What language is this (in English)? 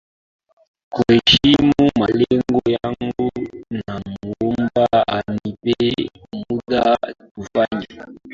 Swahili